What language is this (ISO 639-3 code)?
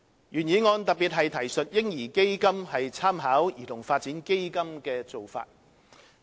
yue